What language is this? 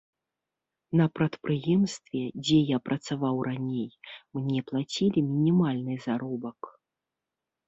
Belarusian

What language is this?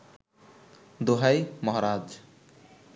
Bangla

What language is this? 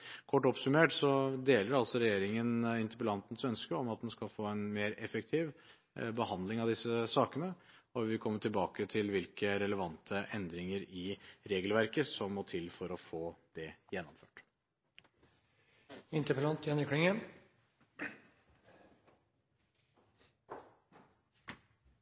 Norwegian Bokmål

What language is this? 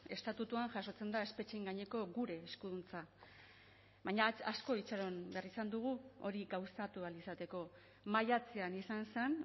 Basque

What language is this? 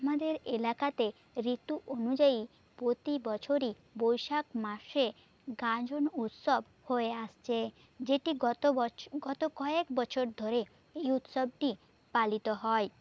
Bangla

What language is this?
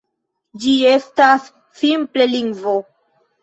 Esperanto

